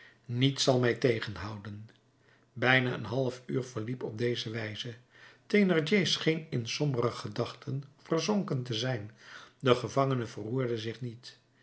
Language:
Dutch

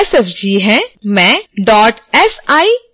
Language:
Hindi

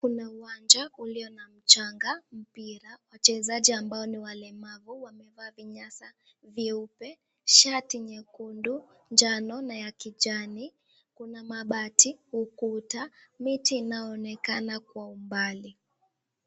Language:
Swahili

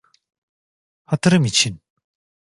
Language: Turkish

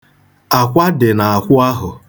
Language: Igbo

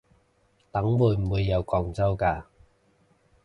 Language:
Cantonese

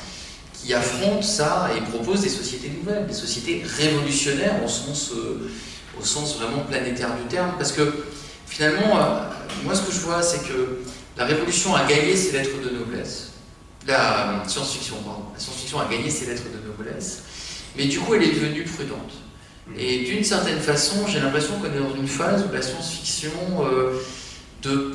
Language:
French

